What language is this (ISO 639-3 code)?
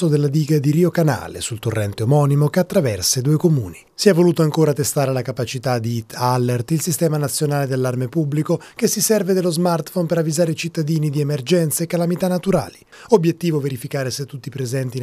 ita